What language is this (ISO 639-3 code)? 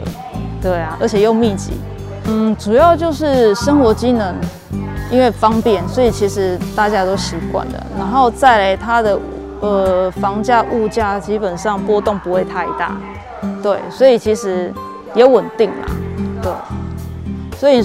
zho